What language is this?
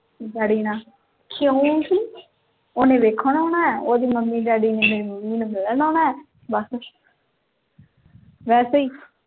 Punjabi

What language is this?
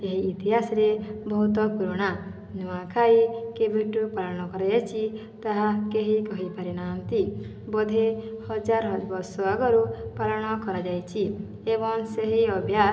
Odia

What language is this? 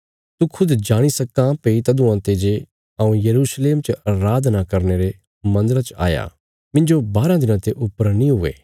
Bilaspuri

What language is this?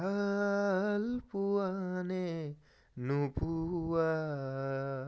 Assamese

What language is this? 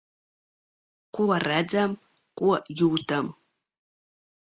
Latvian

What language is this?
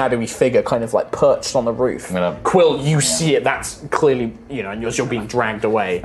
English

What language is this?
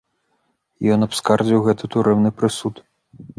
Belarusian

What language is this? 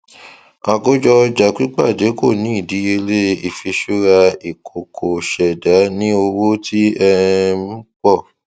Yoruba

